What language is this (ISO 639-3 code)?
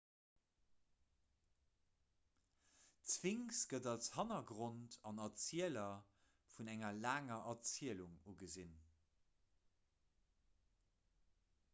ltz